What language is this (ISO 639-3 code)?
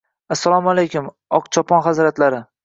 uzb